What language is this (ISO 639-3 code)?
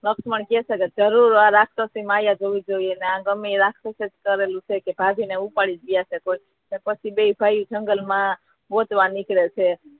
guj